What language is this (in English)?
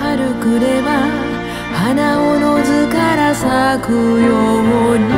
Japanese